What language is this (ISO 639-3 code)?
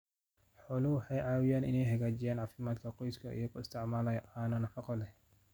som